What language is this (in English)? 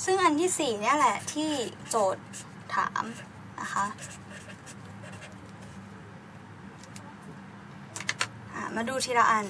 Thai